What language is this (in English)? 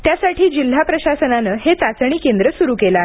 Marathi